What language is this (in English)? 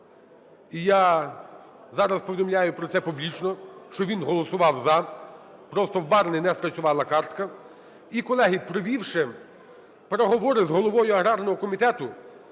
Ukrainian